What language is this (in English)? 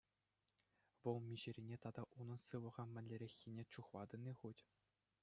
Chuvash